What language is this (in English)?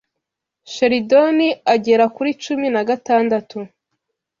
Kinyarwanda